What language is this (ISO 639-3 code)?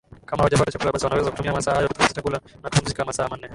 swa